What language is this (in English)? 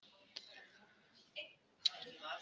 Icelandic